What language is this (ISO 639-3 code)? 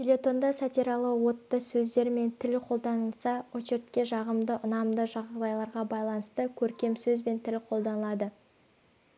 kaz